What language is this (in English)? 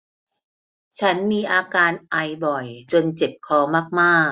Thai